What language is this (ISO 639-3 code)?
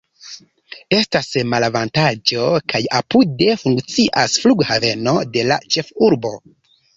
epo